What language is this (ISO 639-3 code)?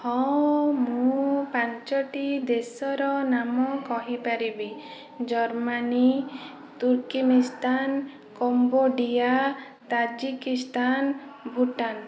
ori